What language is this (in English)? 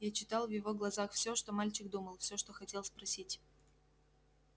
Russian